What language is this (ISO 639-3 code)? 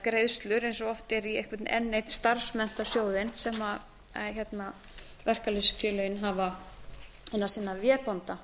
isl